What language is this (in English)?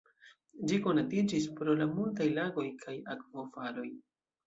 Esperanto